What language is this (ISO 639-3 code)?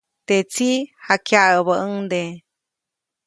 zoc